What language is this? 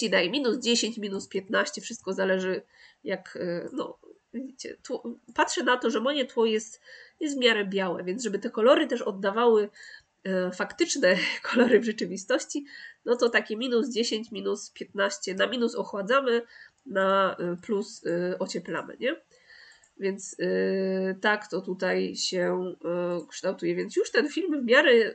Polish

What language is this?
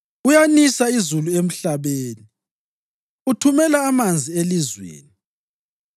North Ndebele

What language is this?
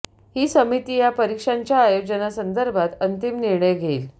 Marathi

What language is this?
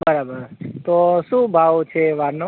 Gujarati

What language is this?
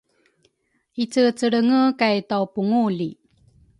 Rukai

